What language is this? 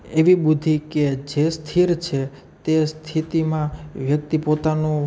Gujarati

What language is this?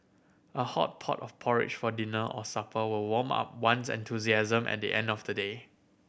English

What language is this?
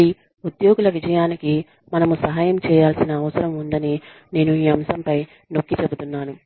Telugu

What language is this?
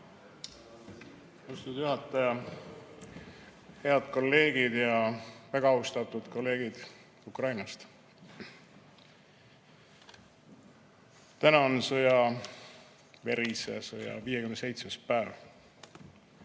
Estonian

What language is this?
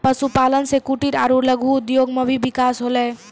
Maithili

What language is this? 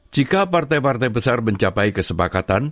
Indonesian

